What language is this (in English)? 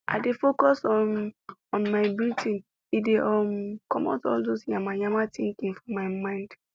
Nigerian Pidgin